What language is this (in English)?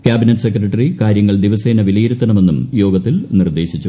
Malayalam